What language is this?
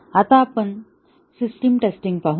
Marathi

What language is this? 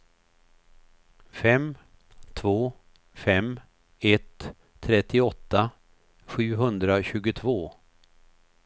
Swedish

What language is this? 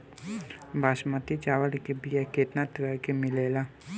Bhojpuri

